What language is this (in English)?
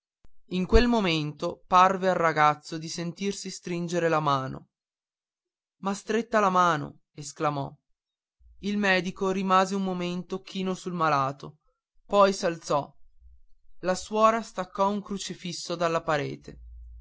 Italian